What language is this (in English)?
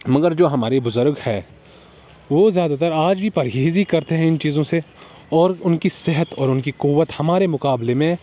Urdu